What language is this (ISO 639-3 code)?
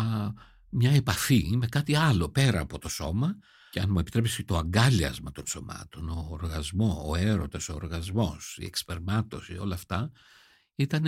ell